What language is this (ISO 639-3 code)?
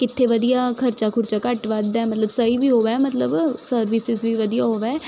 pan